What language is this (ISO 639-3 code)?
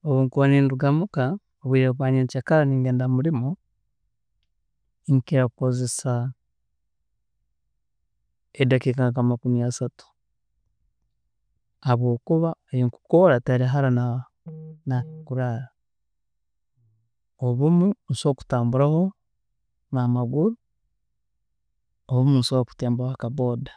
ttj